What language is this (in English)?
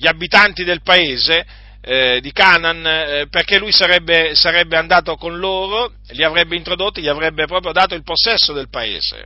Italian